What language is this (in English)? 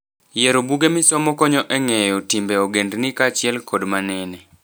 Luo (Kenya and Tanzania)